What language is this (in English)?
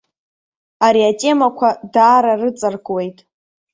Abkhazian